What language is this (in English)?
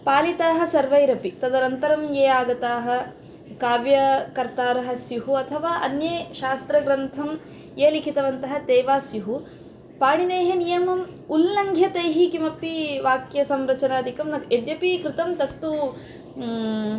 Sanskrit